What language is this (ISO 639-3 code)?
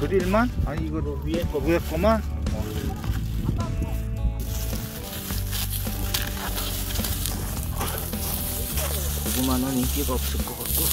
kor